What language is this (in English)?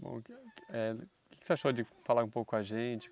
Portuguese